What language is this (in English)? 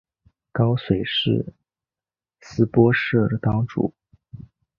Chinese